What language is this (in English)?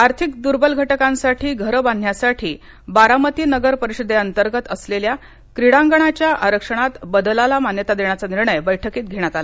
Marathi